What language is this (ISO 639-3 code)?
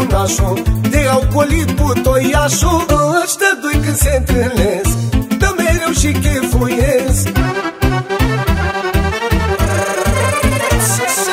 ron